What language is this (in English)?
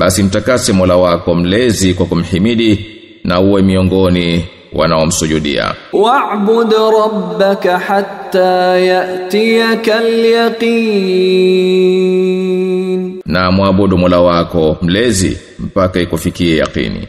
Swahili